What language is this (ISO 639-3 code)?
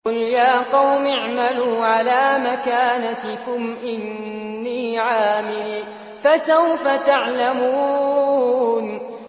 ara